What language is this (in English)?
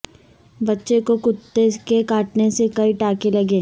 Urdu